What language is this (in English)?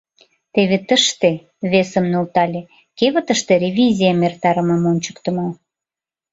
Mari